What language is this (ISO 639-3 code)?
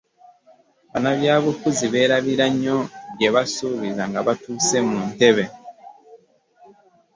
lug